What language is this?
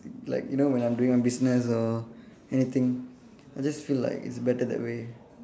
English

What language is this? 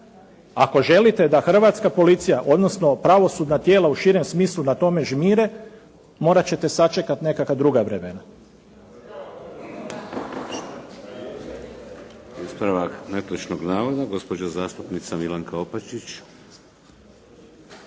Croatian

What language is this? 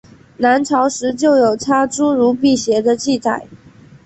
Chinese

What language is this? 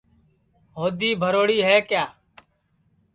Sansi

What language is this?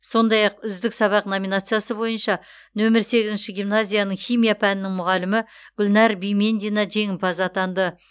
Kazakh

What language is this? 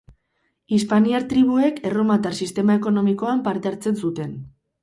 Basque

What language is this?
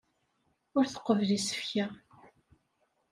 Kabyle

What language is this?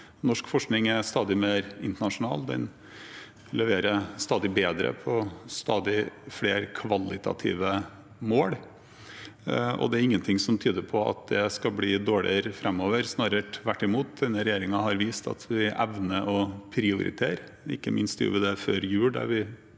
Norwegian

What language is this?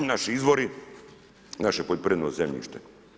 Croatian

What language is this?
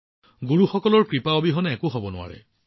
Assamese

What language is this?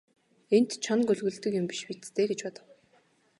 Mongolian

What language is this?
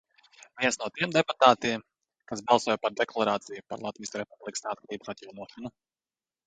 Latvian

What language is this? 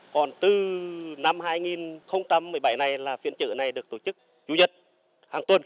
Vietnamese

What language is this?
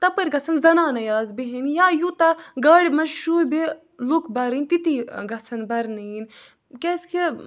Kashmiri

